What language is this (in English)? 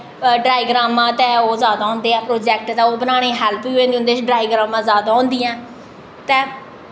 Dogri